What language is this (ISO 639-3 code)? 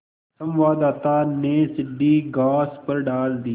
hin